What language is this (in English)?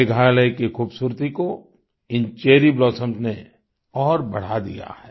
Hindi